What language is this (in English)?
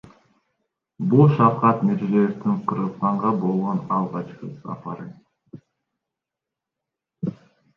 Kyrgyz